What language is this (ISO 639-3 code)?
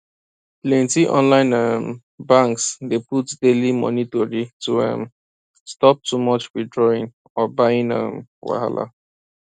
pcm